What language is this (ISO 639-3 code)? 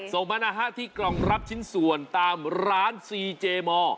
tha